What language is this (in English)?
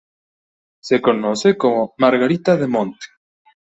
Spanish